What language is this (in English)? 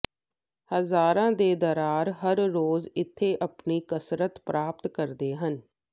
Punjabi